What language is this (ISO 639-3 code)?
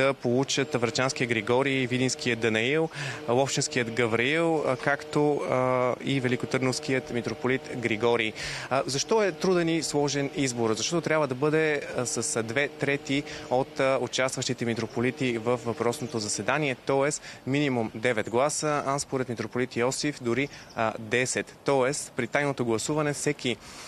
bul